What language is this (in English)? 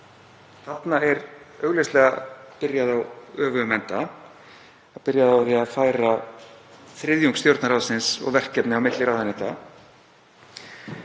Icelandic